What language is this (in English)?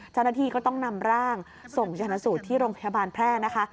Thai